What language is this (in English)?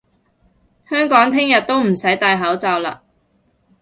Cantonese